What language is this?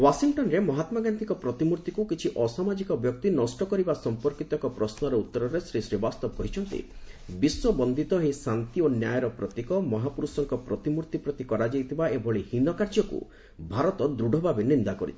Odia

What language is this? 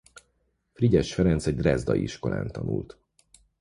Hungarian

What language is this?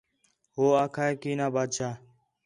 Khetrani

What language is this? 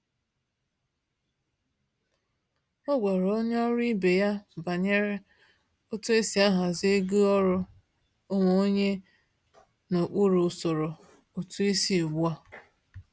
Igbo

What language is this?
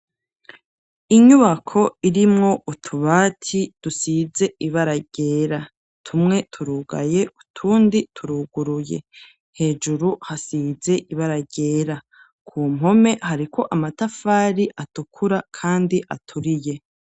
Rundi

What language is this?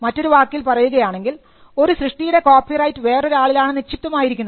Malayalam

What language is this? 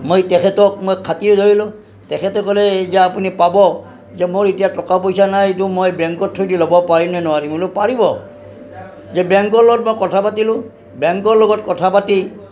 Assamese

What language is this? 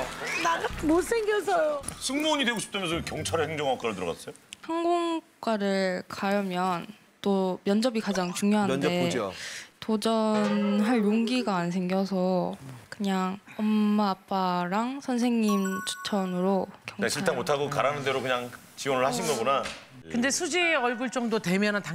Korean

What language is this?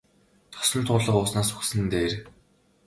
Mongolian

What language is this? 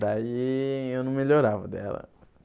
Portuguese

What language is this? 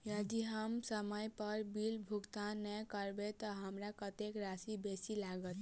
Maithili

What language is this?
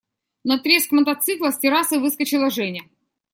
Russian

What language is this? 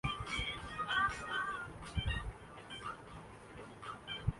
Urdu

